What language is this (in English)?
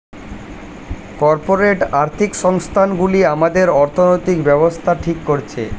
Bangla